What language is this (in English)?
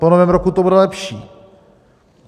Czech